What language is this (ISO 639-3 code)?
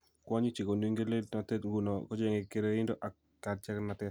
kln